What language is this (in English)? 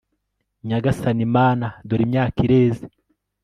Kinyarwanda